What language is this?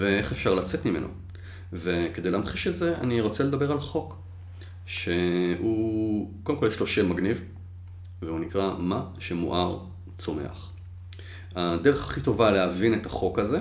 Hebrew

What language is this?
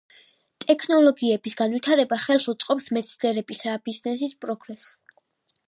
Georgian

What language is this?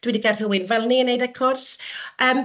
Welsh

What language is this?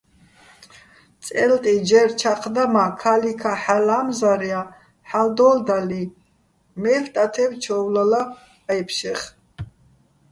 Bats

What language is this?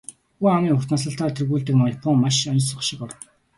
Mongolian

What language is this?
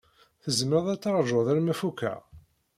Kabyle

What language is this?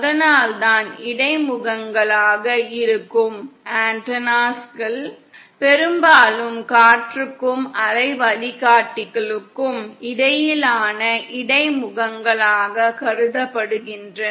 Tamil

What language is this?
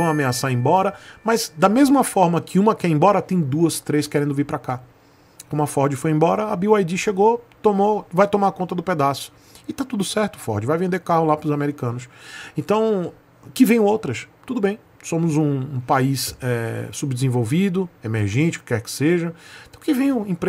Portuguese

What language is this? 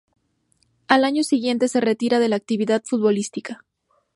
Spanish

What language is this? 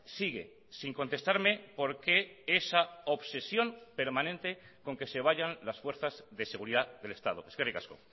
Spanish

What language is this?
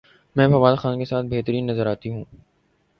Urdu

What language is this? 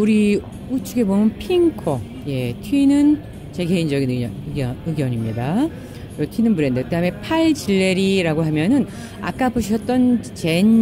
Korean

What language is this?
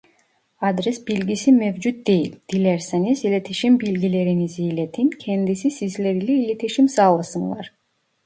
Turkish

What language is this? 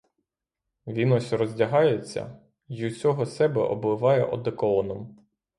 Ukrainian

